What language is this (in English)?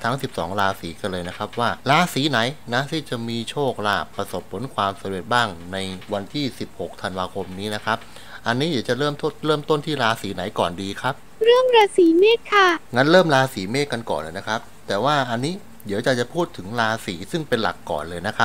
Thai